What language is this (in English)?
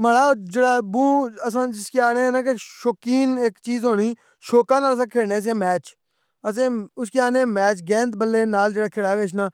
Pahari-Potwari